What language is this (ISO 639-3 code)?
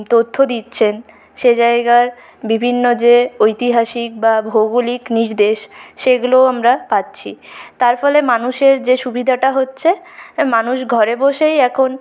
ben